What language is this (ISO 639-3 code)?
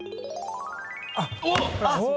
jpn